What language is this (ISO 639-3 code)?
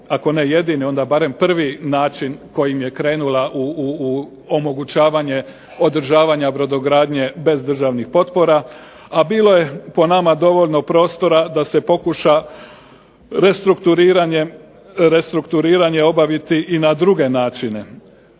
hrv